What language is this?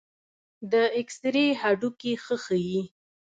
Pashto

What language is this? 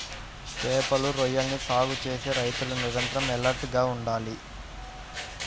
Telugu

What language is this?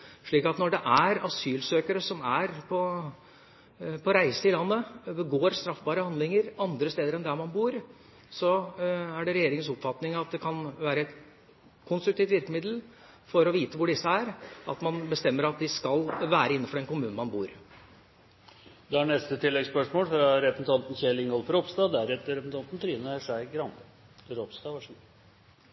Norwegian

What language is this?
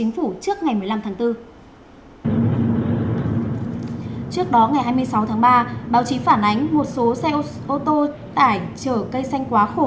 Vietnamese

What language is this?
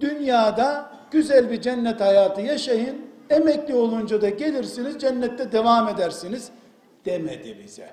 Turkish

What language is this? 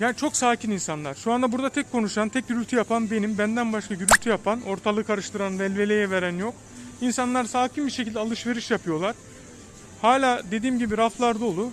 Turkish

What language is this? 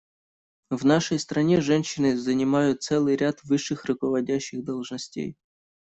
Russian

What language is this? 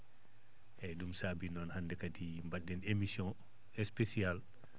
Fula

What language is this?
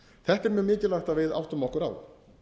Icelandic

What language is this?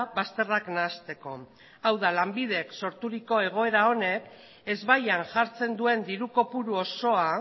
Basque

